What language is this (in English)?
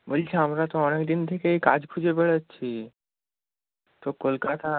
Bangla